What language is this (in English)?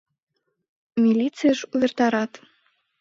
Mari